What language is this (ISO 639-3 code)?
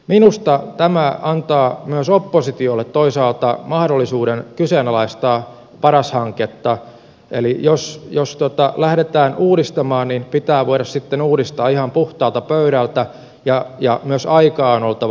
fin